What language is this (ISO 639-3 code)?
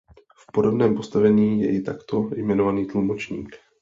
ces